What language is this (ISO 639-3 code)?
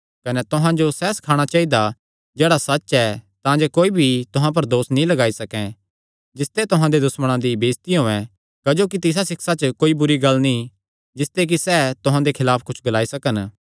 xnr